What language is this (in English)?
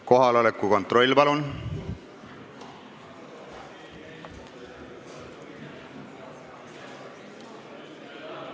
Estonian